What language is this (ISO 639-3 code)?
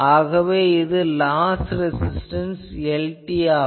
tam